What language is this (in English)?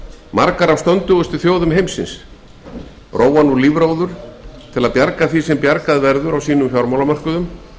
Icelandic